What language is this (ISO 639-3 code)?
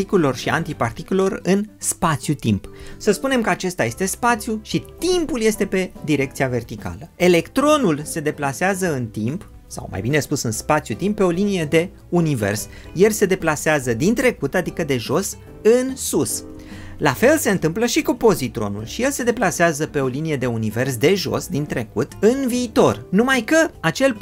ron